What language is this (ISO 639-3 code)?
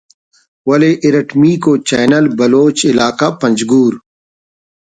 brh